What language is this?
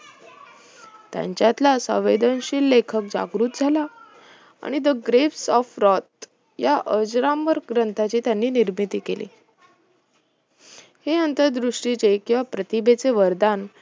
Marathi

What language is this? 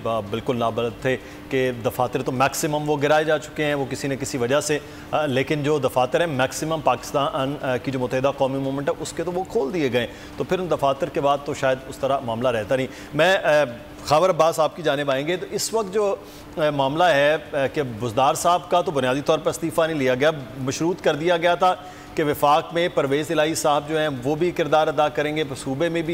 Hindi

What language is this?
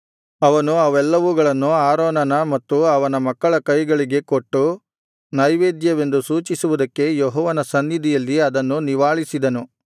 Kannada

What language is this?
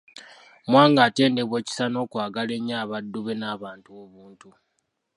Ganda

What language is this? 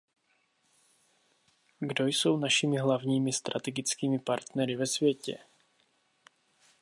Czech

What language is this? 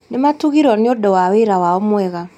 Kikuyu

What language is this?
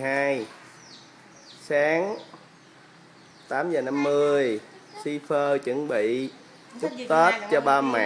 Vietnamese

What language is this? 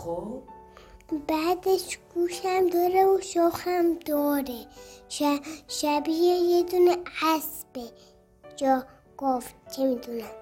Persian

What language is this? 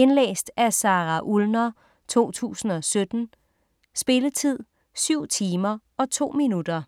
Danish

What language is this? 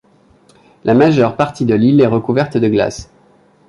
French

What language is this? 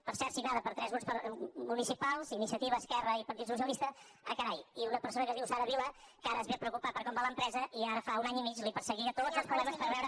Catalan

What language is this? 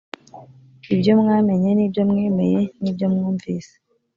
Kinyarwanda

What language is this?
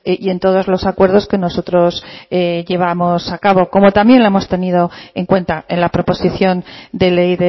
Spanish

